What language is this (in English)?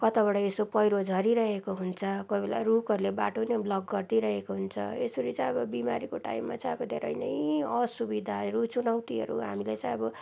Nepali